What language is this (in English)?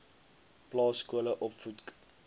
Afrikaans